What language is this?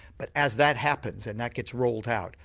English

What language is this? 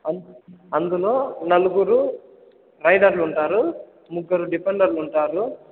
Telugu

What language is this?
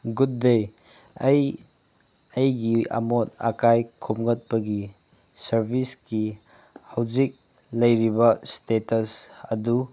Manipuri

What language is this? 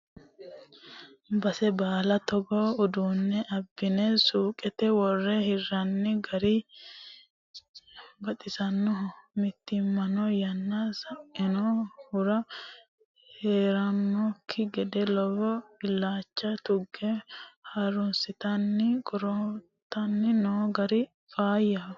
Sidamo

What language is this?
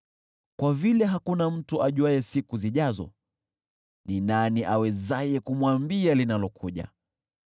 Swahili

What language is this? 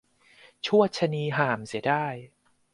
Thai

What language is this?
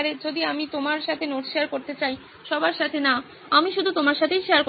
Bangla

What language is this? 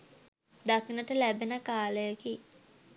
Sinhala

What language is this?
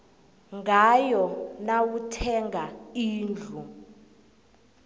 South Ndebele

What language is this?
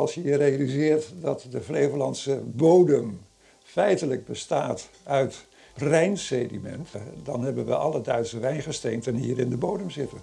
Dutch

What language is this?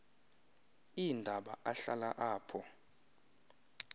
Xhosa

